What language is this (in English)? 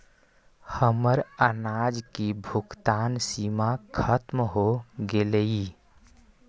Magahi